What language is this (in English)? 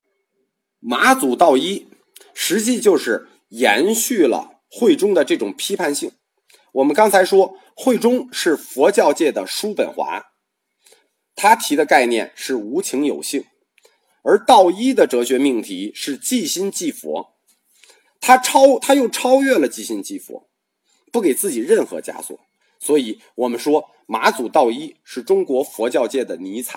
Chinese